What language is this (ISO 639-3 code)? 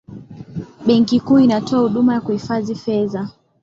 swa